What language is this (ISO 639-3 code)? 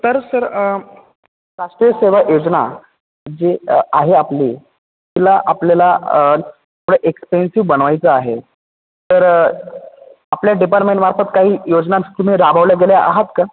mar